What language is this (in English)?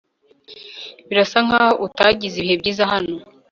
Kinyarwanda